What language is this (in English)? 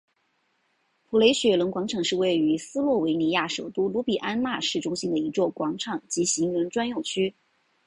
Chinese